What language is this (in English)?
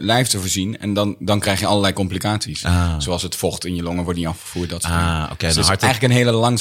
Dutch